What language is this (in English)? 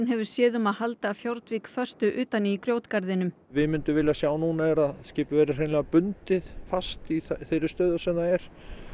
Icelandic